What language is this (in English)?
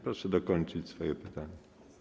Polish